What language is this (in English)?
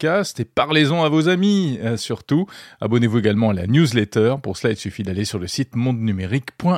French